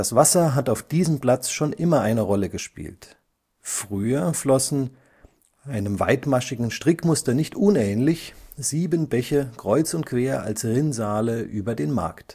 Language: German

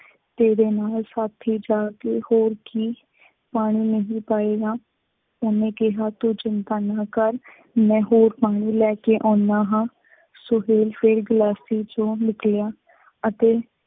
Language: Punjabi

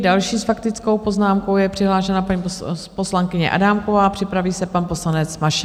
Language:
Czech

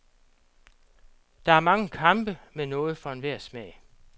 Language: Danish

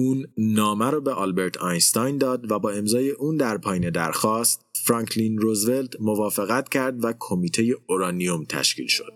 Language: Persian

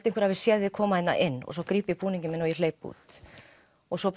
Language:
Icelandic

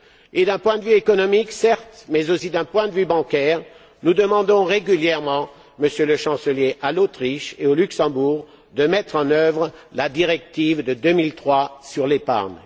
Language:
French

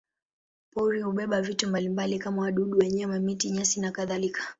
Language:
Swahili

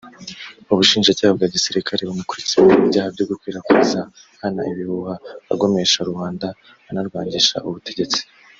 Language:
Kinyarwanda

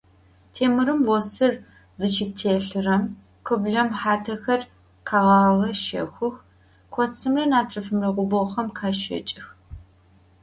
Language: Adyghe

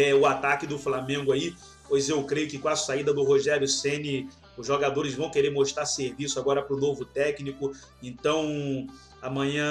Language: Portuguese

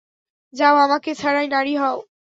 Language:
Bangla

